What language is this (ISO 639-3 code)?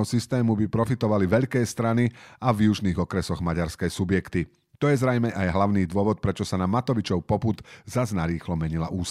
slk